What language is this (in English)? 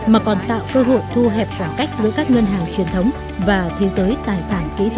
Vietnamese